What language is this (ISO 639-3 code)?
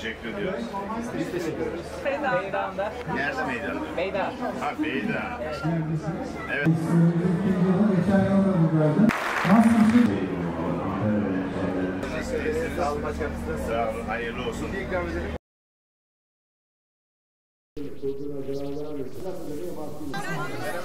tur